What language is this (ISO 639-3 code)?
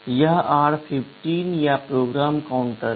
hin